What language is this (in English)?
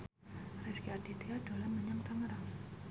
Javanese